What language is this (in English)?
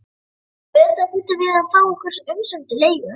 Icelandic